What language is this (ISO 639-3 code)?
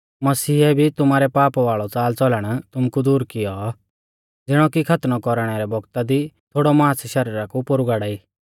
bfz